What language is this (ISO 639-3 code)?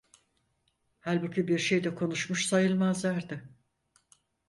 tur